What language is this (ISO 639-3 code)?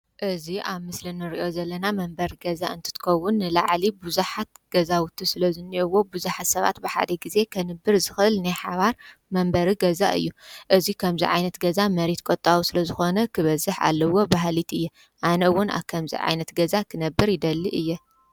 tir